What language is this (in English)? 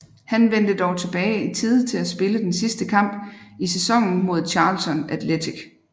Danish